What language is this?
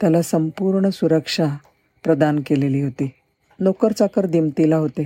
Marathi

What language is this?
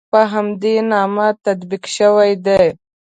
Pashto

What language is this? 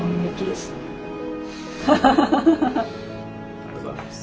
Japanese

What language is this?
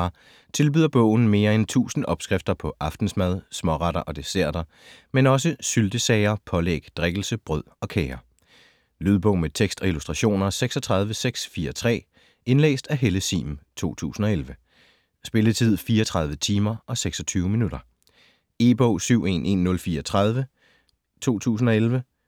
Danish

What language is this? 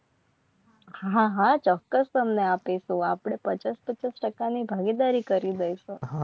Gujarati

